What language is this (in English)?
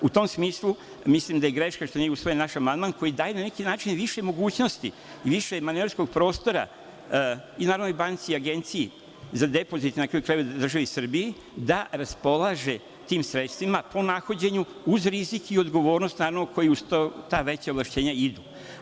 Serbian